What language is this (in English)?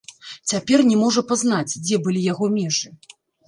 Belarusian